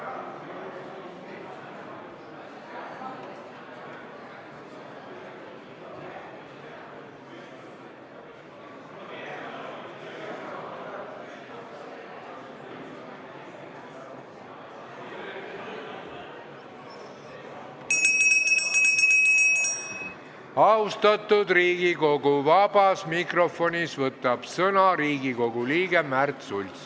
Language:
Estonian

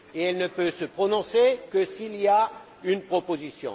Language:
French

